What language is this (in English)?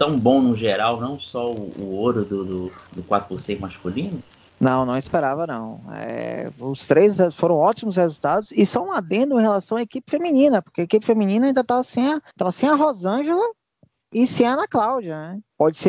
Portuguese